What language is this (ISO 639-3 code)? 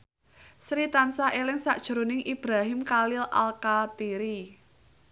jav